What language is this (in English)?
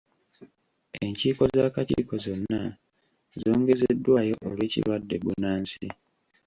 Ganda